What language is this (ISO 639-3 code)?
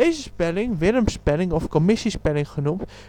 nld